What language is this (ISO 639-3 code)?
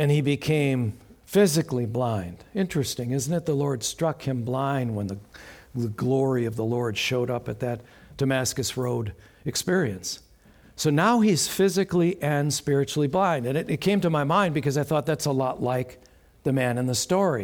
eng